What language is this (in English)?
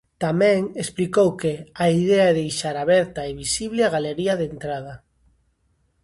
Galician